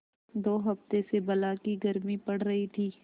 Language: Hindi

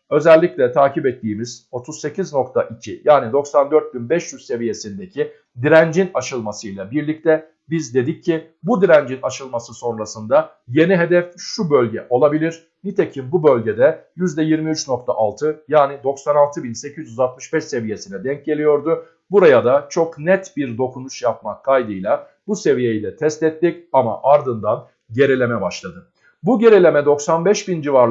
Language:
Turkish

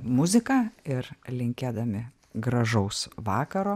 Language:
Lithuanian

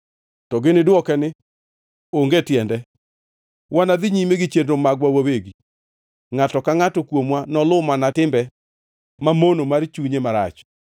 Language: Luo (Kenya and Tanzania)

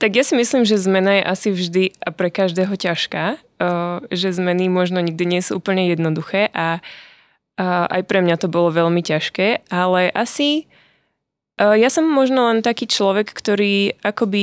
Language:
Slovak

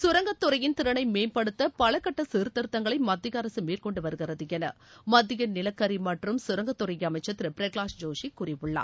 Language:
Tamil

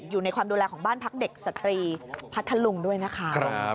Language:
Thai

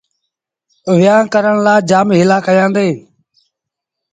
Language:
Sindhi Bhil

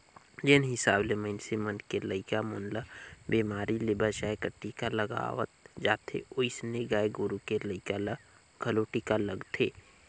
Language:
Chhattisgarhi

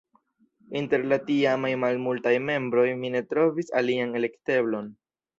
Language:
Esperanto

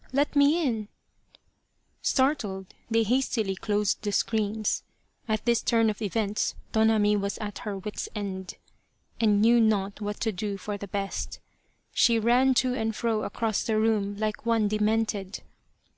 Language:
English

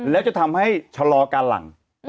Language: Thai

